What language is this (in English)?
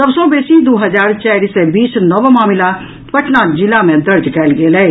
Maithili